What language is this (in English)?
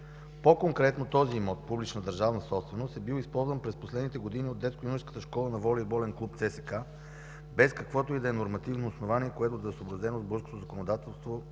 Bulgarian